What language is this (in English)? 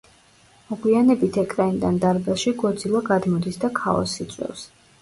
Georgian